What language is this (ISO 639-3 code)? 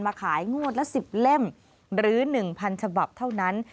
tha